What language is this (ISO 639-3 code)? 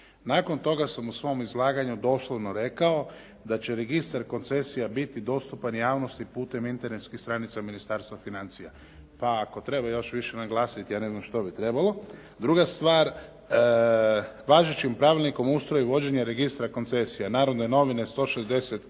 hrv